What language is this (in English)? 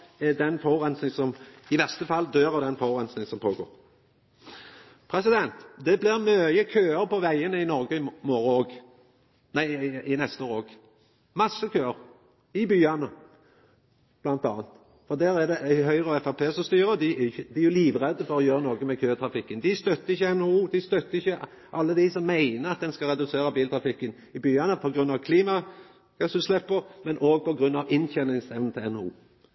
Norwegian Nynorsk